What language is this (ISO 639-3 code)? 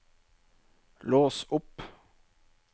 nor